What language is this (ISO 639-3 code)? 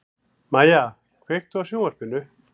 isl